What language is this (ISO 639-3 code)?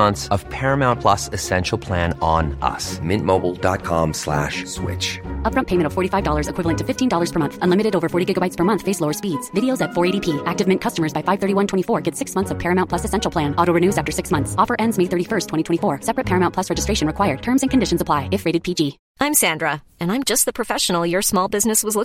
fas